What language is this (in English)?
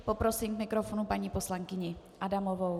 Czech